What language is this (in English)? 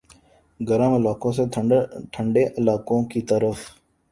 Urdu